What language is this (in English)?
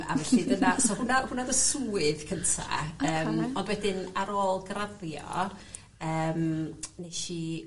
Welsh